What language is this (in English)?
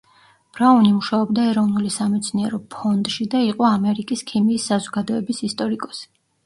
Georgian